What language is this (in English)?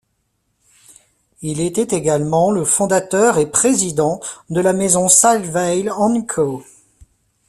French